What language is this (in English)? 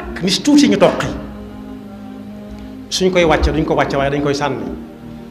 Arabic